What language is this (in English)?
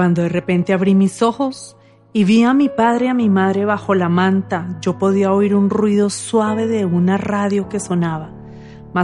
Spanish